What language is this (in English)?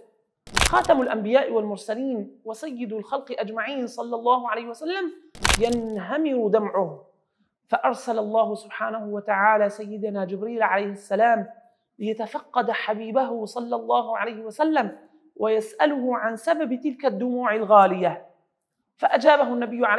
Arabic